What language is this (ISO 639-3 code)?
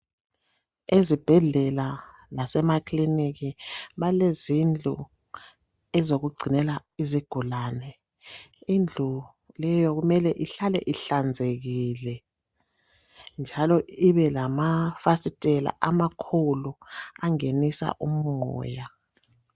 nde